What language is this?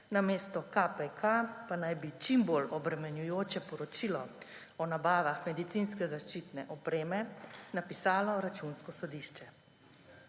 Slovenian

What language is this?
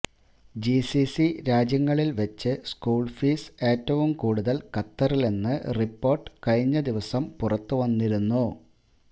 Malayalam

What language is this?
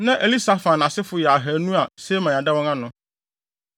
Akan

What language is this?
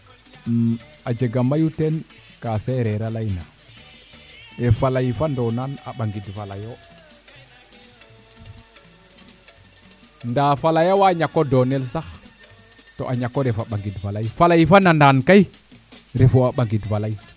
Serer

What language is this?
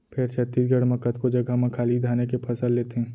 Chhattisgarhi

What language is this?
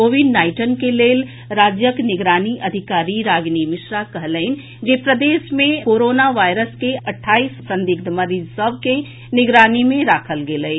Maithili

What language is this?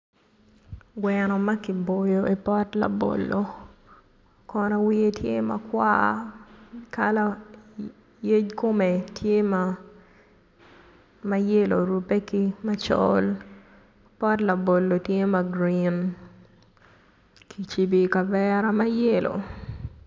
Acoli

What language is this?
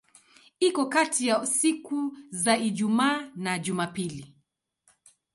Swahili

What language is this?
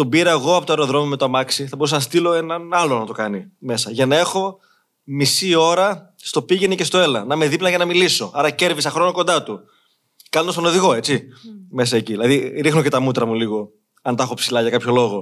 Greek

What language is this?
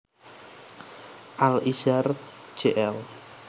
Javanese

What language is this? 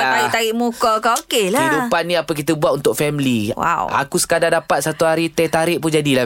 Malay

